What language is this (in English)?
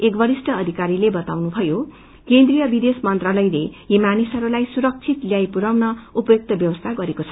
Nepali